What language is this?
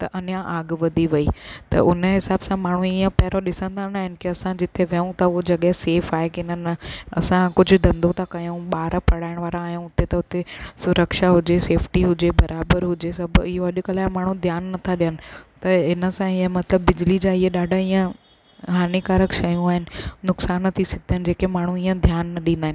Sindhi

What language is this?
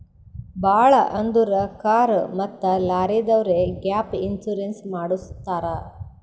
Kannada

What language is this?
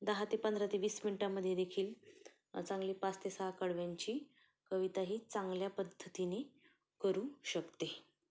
Marathi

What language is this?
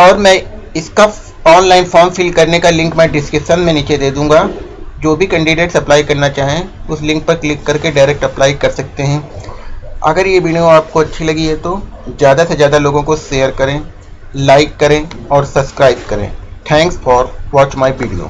Hindi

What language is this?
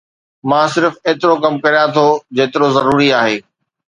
Sindhi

